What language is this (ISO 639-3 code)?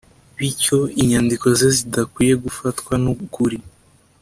kin